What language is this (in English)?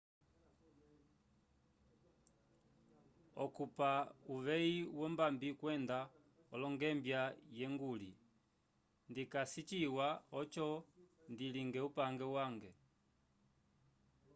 Umbundu